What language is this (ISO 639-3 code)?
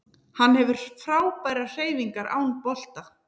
isl